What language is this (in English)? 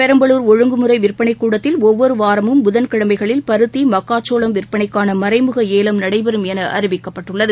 Tamil